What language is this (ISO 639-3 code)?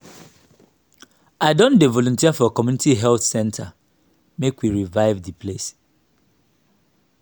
pcm